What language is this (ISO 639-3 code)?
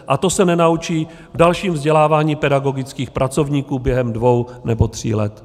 ces